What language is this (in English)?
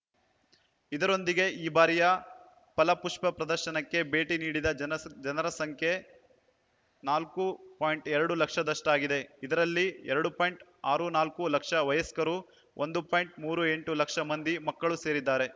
Kannada